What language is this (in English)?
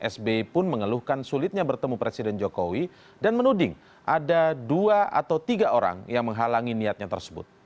Indonesian